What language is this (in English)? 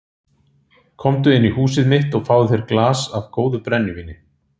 Icelandic